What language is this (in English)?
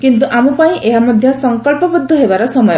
Odia